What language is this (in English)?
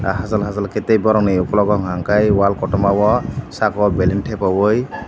Kok Borok